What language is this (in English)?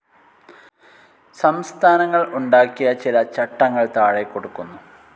Malayalam